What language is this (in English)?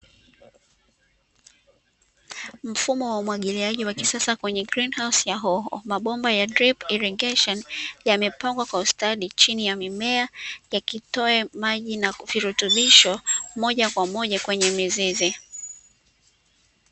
Swahili